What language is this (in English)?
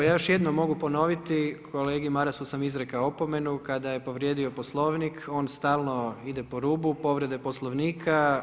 Croatian